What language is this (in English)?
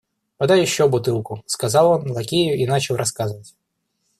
Russian